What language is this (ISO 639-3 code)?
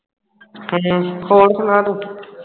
pan